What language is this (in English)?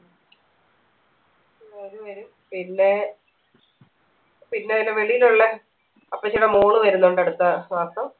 Malayalam